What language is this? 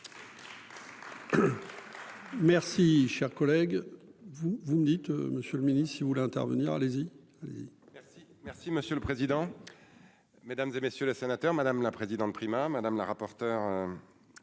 French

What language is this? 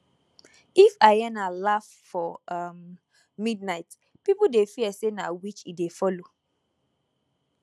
Nigerian Pidgin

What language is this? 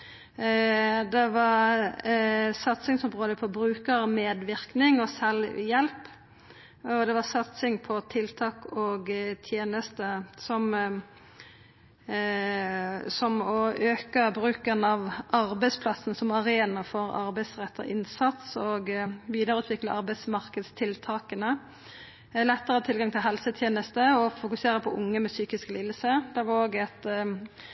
Norwegian Nynorsk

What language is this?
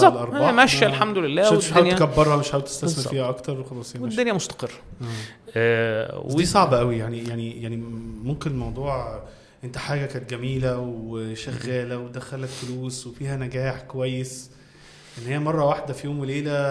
Arabic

